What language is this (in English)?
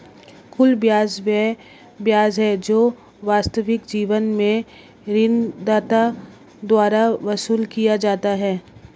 Hindi